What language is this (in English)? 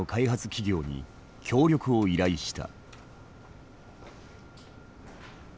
Japanese